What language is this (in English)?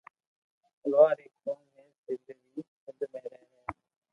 Loarki